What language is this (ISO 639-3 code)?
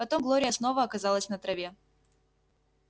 rus